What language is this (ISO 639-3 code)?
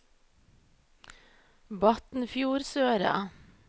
nor